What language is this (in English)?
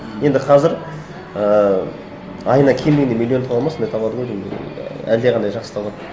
Kazakh